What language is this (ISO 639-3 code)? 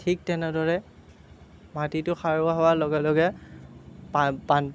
asm